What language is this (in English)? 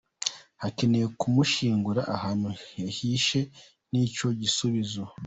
Kinyarwanda